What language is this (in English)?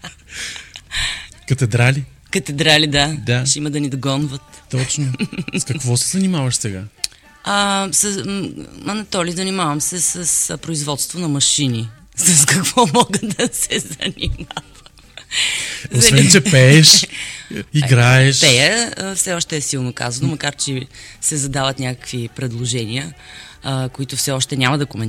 Bulgarian